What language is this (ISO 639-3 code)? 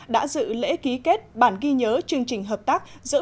vie